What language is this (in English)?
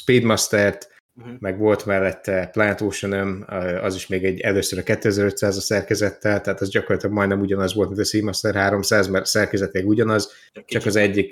Hungarian